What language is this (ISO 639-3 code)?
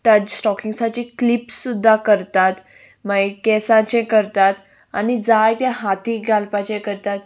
kok